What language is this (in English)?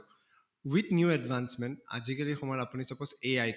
Assamese